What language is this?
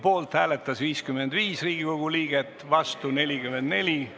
Estonian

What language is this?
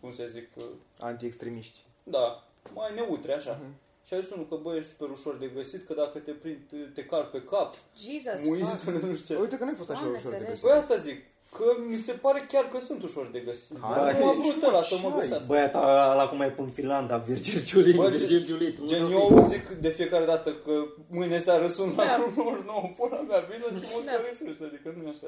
Romanian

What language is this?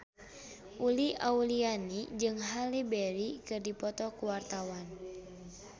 Sundanese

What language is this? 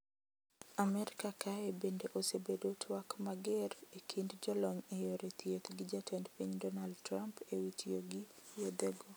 Luo (Kenya and Tanzania)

